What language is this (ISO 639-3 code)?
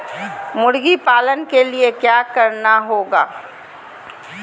mag